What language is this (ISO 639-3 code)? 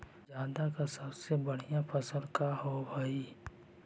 mag